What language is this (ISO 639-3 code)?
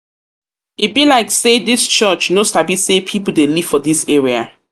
pcm